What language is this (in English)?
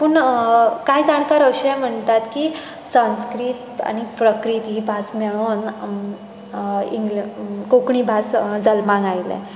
Konkani